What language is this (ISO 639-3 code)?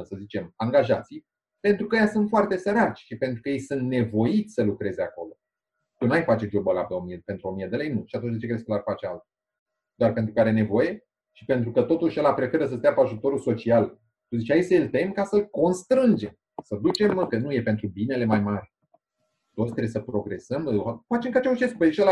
ron